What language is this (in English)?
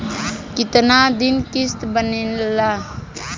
Bhojpuri